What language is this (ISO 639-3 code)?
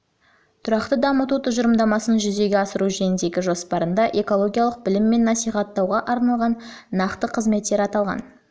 kaz